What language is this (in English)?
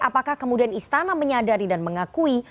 Indonesian